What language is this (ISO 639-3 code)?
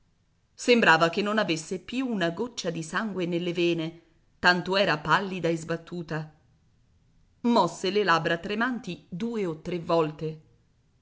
ita